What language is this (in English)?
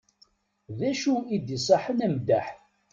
Kabyle